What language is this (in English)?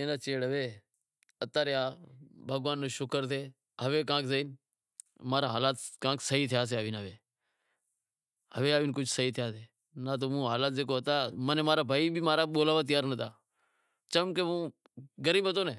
Wadiyara Koli